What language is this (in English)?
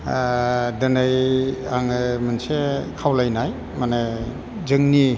Bodo